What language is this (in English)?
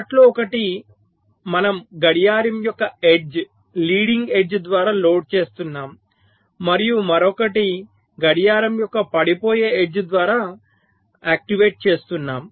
Telugu